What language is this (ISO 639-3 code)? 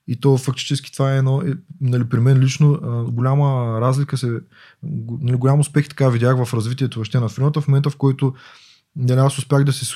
bul